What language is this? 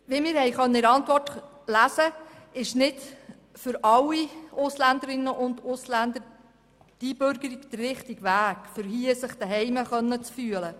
Swiss German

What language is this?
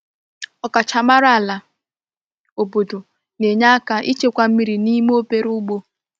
Igbo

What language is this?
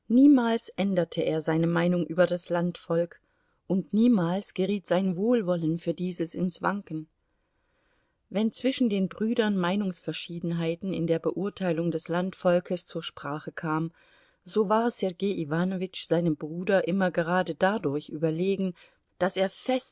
German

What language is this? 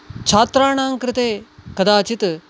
Sanskrit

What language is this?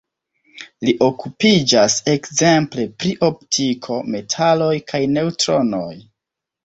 Esperanto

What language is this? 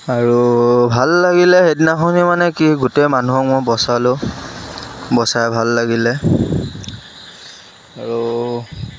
Assamese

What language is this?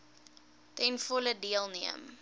Afrikaans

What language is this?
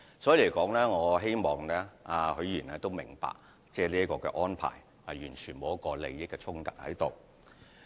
Cantonese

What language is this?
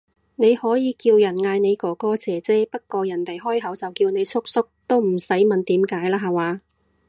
Cantonese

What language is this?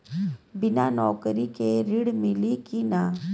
Bhojpuri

